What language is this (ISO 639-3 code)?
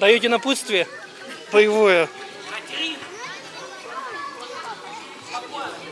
rus